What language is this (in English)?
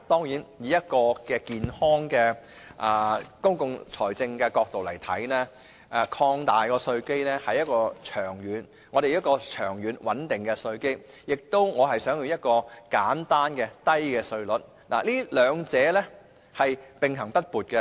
Cantonese